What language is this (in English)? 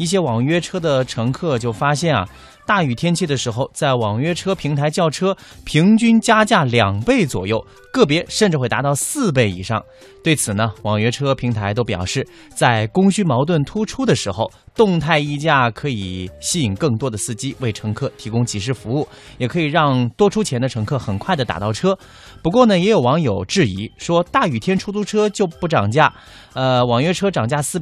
Chinese